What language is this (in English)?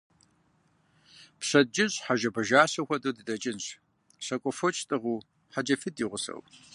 Kabardian